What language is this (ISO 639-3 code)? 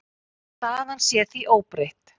isl